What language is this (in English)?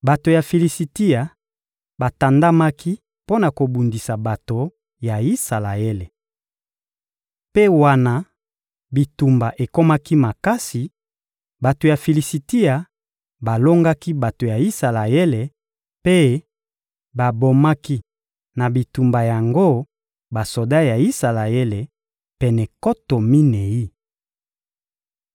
Lingala